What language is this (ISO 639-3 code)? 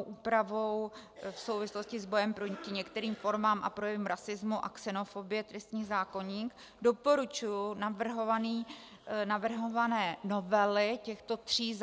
ces